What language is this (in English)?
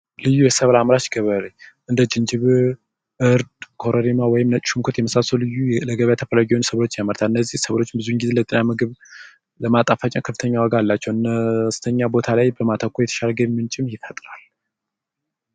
Amharic